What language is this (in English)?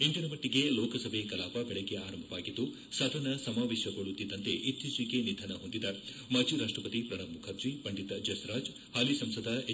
Kannada